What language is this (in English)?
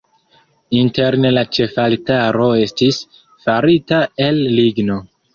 Esperanto